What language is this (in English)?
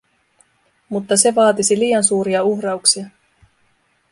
Finnish